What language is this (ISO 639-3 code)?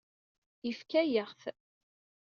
kab